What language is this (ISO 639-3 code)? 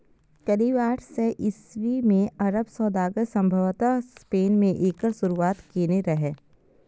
mai